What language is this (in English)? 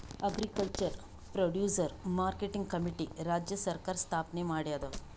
Kannada